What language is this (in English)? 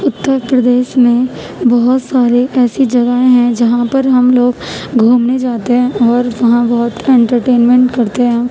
Urdu